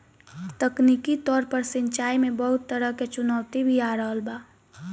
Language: Bhojpuri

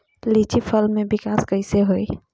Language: Bhojpuri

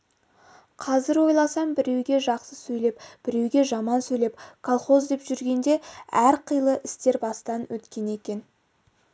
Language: Kazakh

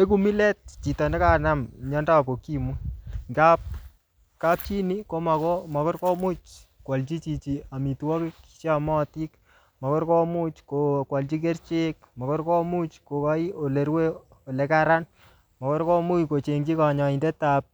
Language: Kalenjin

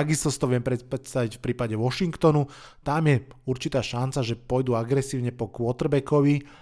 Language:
Slovak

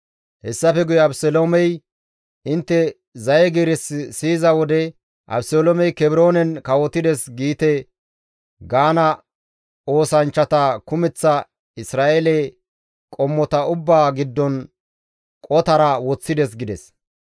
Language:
Gamo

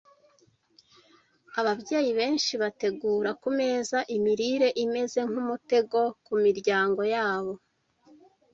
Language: Kinyarwanda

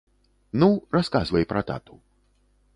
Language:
Belarusian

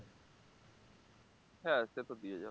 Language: Bangla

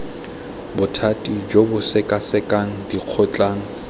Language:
Tswana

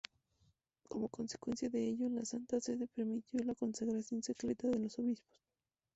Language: Spanish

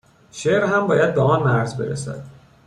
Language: Persian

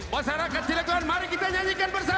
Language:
Indonesian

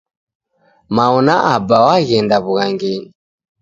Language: Taita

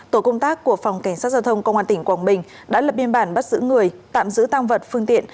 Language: Vietnamese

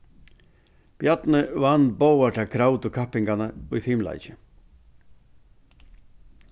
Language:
Faroese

